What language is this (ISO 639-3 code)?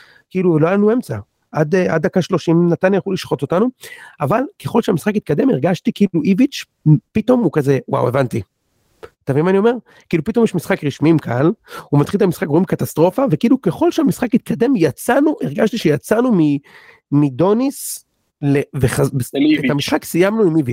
heb